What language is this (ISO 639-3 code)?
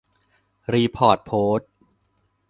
tha